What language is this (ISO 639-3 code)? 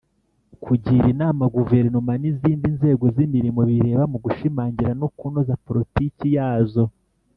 kin